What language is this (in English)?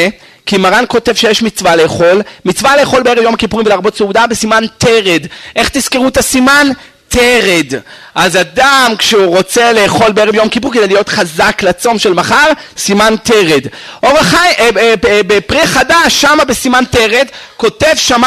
Hebrew